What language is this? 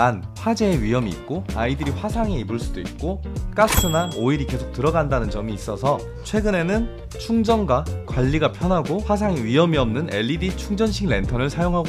Korean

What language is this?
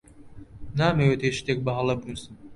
Central Kurdish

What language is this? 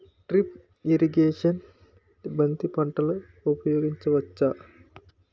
Telugu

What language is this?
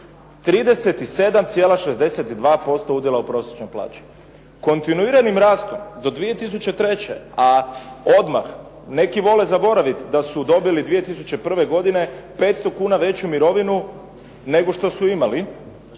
Croatian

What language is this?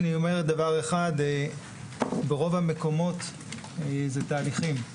Hebrew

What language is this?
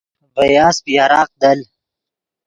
Yidgha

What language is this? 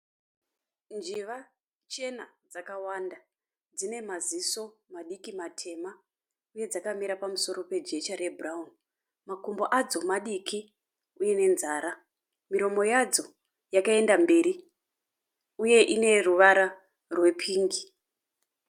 Shona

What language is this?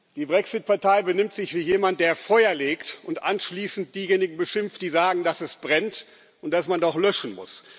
German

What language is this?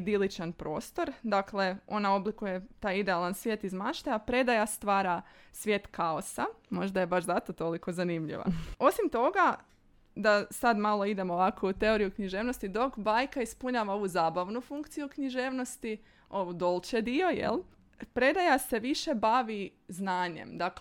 Croatian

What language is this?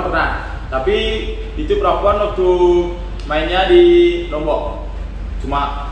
Indonesian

